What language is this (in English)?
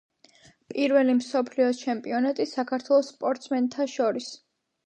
Georgian